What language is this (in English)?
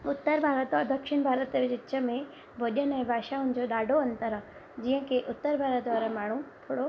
Sindhi